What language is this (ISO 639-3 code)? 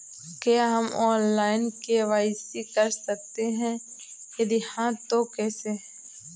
hin